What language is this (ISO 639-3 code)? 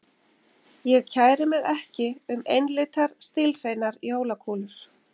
isl